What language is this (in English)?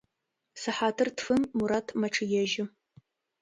Adyghe